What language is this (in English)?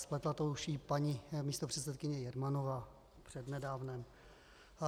Czech